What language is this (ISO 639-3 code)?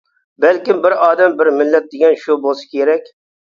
uig